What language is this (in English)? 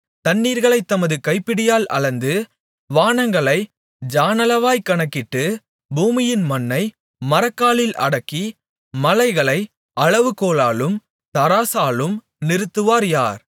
Tamil